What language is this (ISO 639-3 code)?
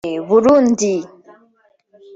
kin